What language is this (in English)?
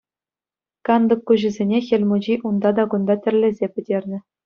Chuvash